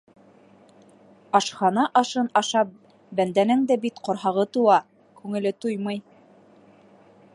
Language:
Bashkir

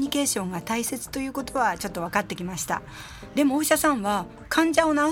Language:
Japanese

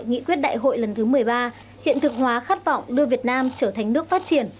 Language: Vietnamese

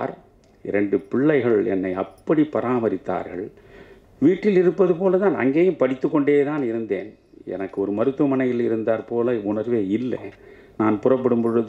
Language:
Tamil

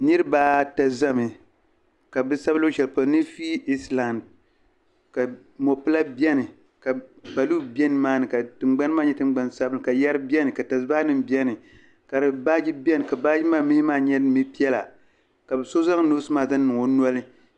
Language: Dagbani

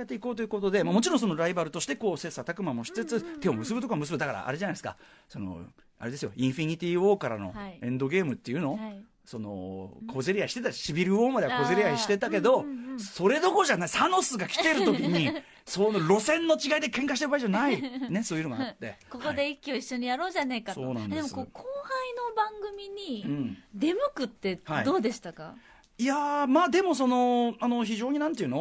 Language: Japanese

